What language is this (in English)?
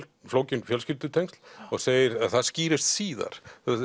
Icelandic